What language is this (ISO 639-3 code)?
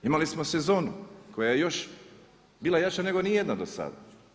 hrv